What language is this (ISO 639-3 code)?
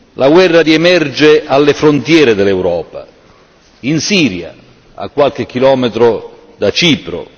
ita